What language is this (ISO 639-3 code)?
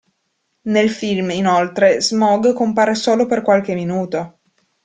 ita